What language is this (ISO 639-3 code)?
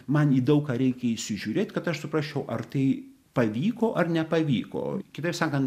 lit